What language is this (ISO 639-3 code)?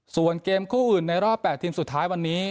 tha